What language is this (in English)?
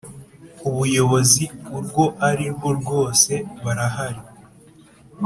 Kinyarwanda